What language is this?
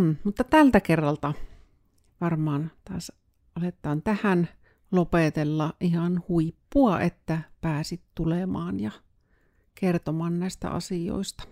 Finnish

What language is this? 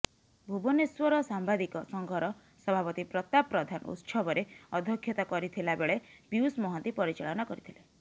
Odia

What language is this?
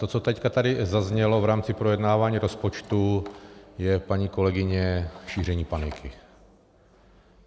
Czech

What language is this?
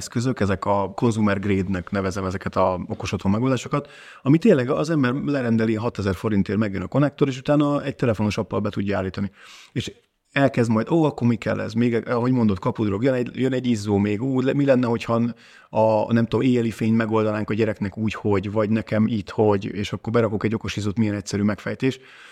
Hungarian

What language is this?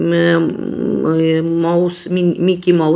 Hindi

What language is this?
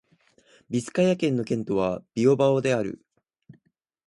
Japanese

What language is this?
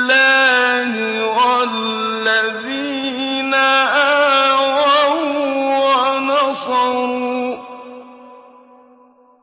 Arabic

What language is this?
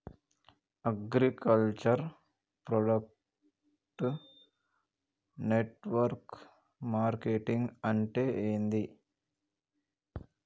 Telugu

